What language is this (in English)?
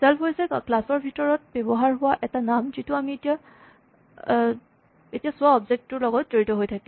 Assamese